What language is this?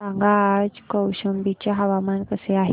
Marathi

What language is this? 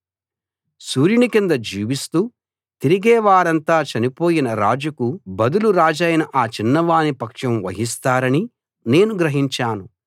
Telugu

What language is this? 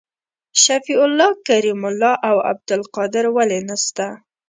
Pashto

